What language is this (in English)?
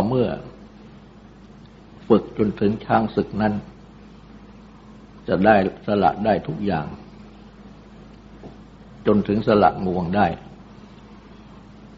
Thai